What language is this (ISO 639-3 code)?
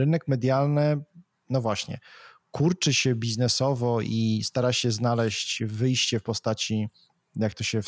pol